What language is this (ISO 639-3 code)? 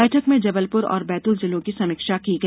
hin